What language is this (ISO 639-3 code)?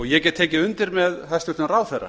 isl